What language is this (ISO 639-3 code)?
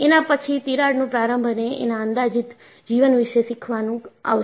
guj